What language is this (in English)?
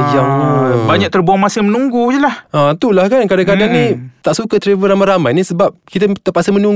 Malay